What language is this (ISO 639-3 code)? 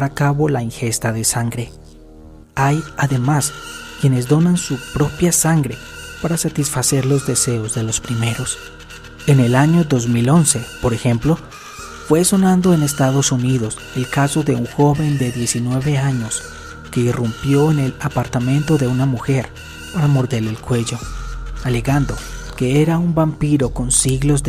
spa